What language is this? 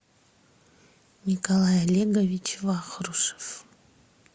Russian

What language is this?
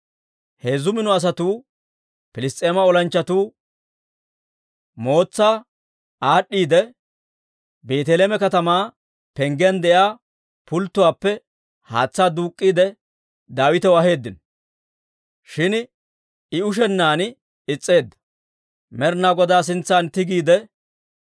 Dawro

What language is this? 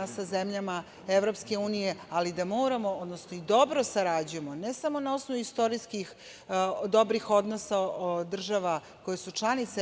Serbian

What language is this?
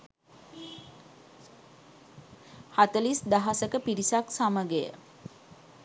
Sinhala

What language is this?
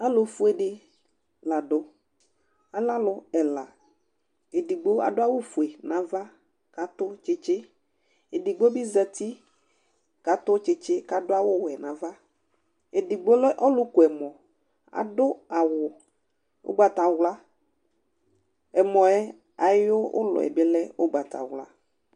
Ikposo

